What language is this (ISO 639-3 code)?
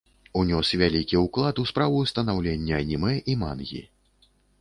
bel